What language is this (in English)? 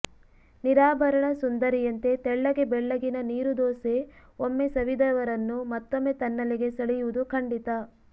Kannada